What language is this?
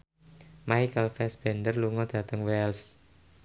Javanese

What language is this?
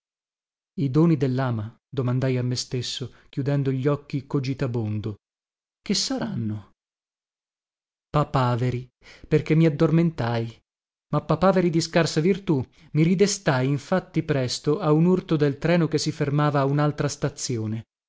Italian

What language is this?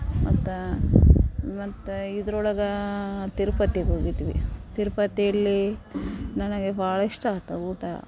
Kannada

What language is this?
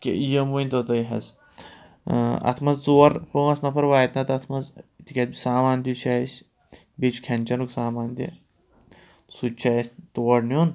Kashmiri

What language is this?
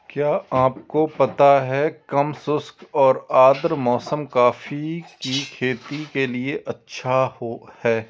Hindi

